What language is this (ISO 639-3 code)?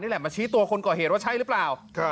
tha